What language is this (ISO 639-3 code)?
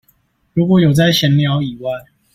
zho